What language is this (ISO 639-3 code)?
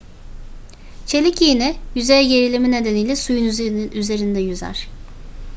tur